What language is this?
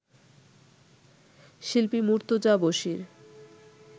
Bangla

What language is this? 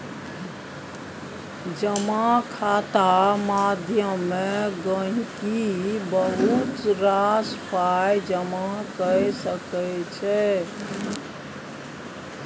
Maithili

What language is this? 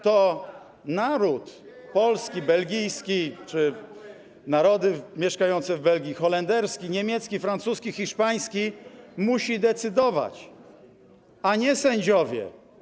Polish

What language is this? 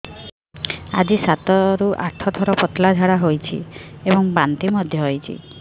Odia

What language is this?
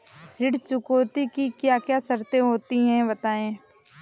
Hindi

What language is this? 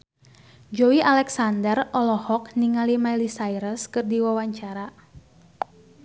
Sundanese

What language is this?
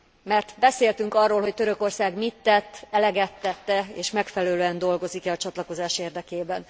Hungarian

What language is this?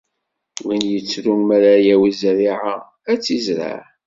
Kabyle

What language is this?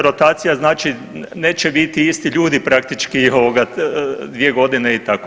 Croatian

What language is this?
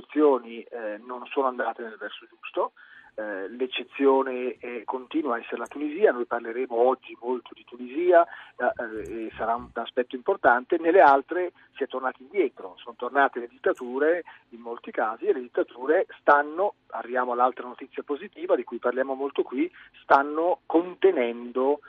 Italian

